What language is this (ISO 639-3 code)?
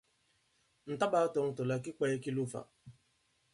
abb